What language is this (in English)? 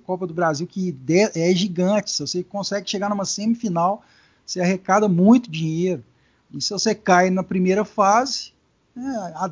Portuguese